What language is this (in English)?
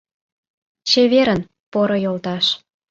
Mari